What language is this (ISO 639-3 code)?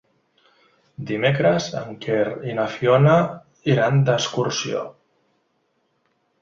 cat